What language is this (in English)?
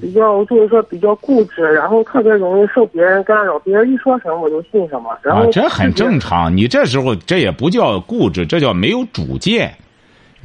Chinese